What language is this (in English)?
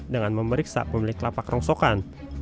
Indonesian